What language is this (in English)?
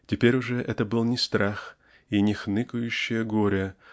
Russian